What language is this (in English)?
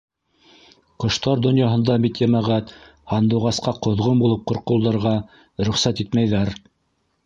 Bashkir